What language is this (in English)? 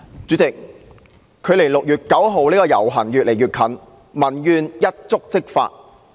Cantonese